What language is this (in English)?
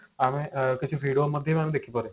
Odia